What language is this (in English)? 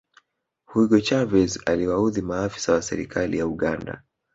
Swahili